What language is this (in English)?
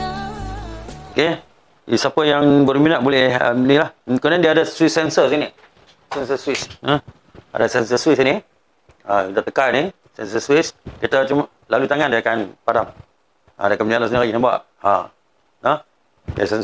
Malay